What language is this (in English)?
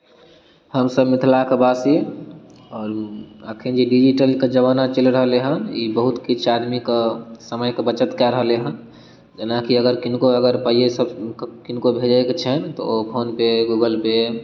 Maithili